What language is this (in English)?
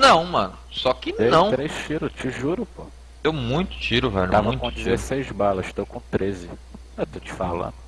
Portuguese